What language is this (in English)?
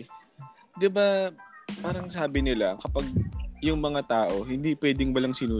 Filipino